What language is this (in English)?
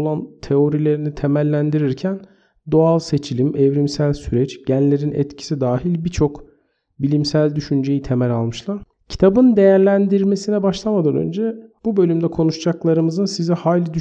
Turkish